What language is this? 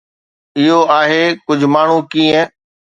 Sindhi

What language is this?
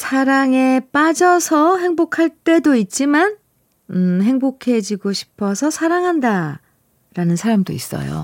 Korean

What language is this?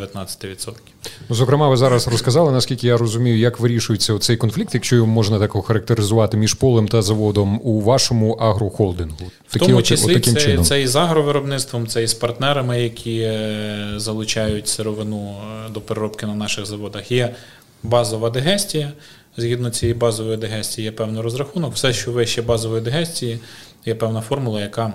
Ukrainian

